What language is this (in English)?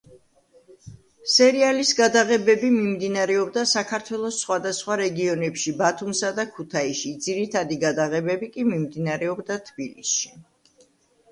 Georgian